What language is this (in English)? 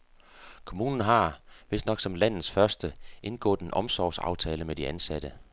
Danish